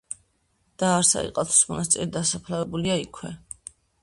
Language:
Georgian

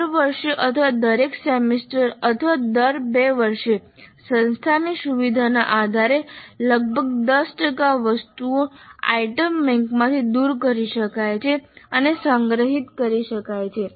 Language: Gujarati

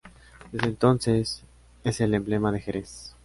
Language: Spanish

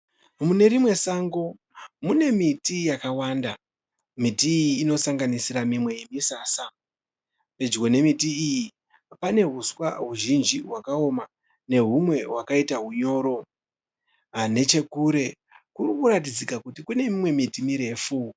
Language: Shona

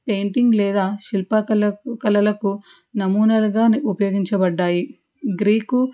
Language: Telugu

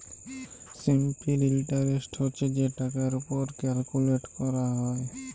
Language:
Bangla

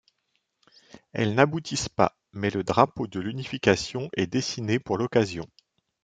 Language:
French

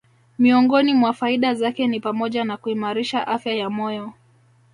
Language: Swahili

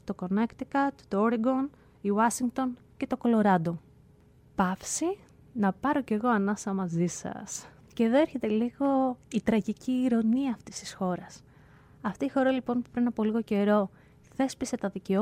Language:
Greek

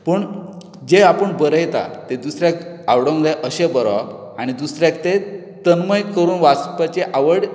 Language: Konkani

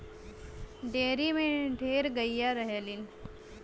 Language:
Bhojpuri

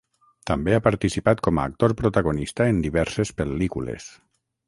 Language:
Catalan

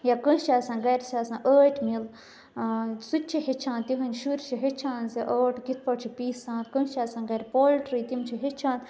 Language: Kashmiri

